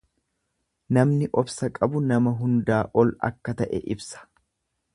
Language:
Oromo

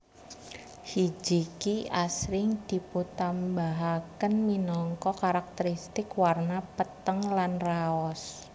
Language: Javanese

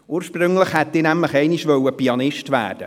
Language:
Swiss German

